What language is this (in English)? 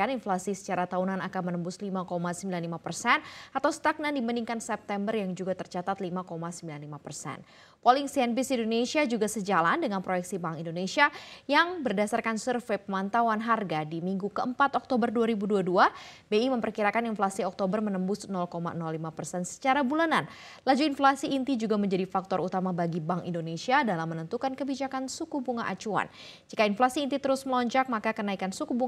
Indonesian